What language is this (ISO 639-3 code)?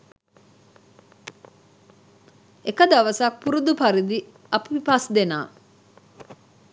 sin